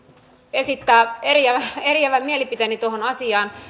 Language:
Finnish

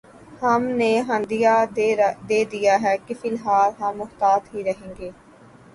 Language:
Urdu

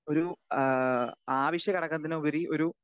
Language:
Malayalam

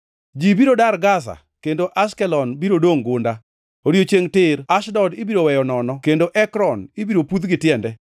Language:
Luo (Kenya and Tanzania)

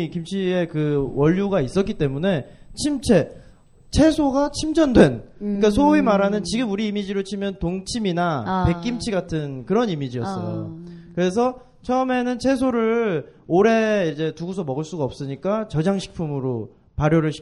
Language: Korean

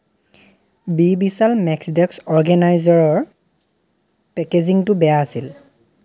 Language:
Assamese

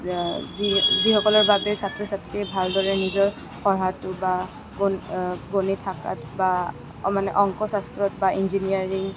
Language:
Assamese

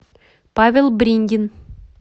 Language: Russian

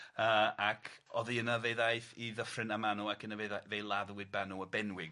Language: Welsh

